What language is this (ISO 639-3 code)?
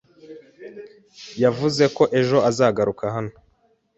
kin